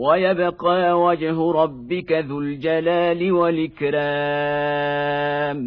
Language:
Arabic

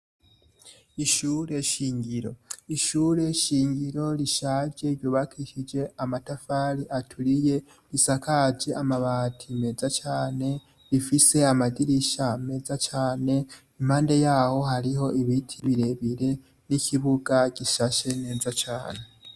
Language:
Rundi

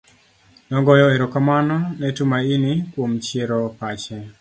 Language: Luo (Kenya and Tanzania)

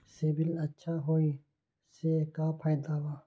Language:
Magahi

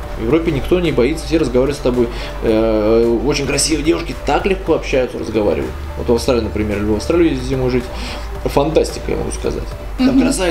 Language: Russian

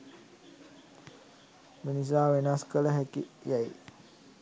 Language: Sinhala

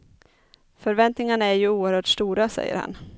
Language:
Swedish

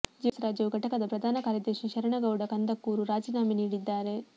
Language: Kannada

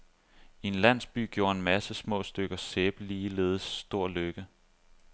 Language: Danish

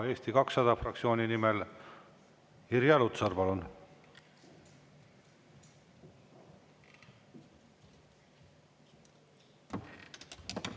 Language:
Estonian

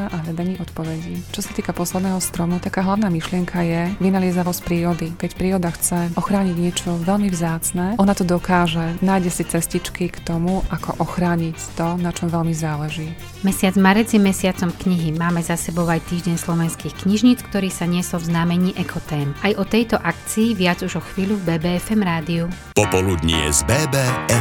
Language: Slovak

